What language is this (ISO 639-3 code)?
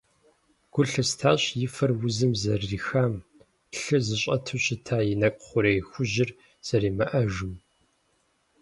kbd